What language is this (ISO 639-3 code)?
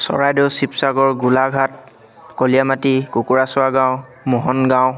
asm